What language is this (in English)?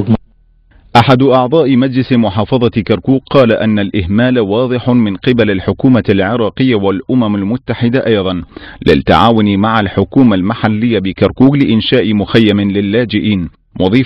Arabic